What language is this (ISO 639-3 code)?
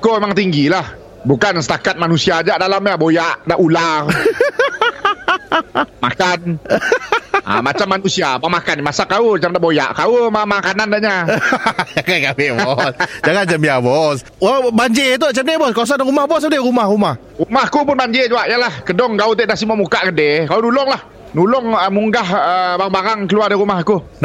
msa